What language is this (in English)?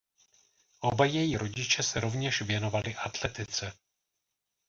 Czech